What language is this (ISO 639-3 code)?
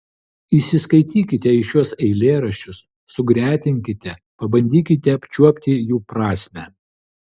lit